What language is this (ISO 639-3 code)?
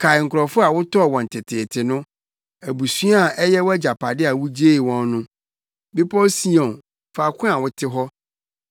aka